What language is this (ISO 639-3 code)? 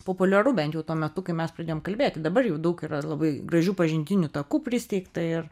lit